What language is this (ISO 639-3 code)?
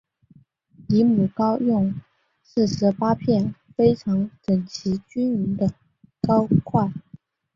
zho